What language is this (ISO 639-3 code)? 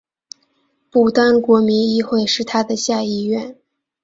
zho